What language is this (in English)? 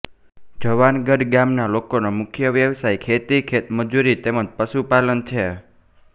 Gujarati